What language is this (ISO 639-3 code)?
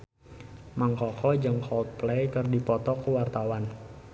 sun